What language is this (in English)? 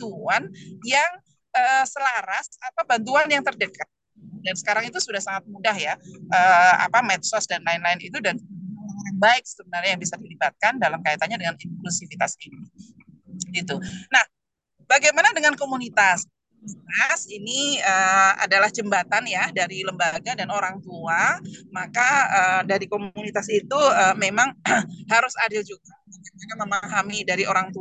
Indonesian